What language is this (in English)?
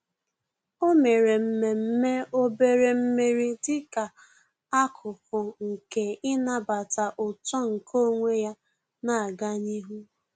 Igbo